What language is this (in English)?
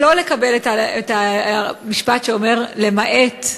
Hebrew